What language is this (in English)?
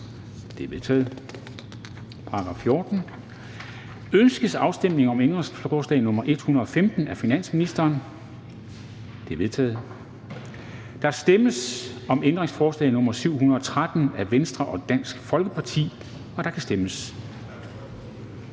Danish